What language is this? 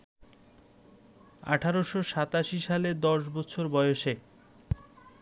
Bangla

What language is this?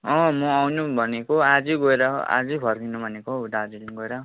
Nepali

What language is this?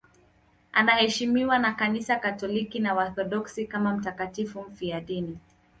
Swahili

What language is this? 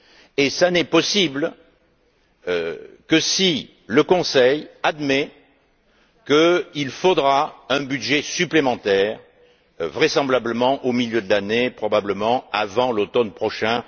French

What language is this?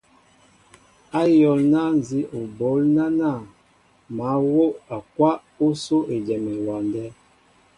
Mbo (Cameroon)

